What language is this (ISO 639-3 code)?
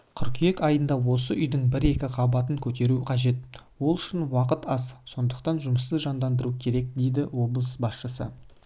kaz